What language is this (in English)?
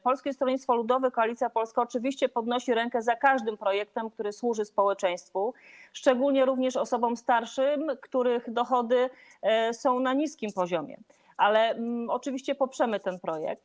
Polish